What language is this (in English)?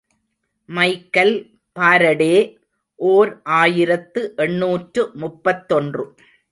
Tamil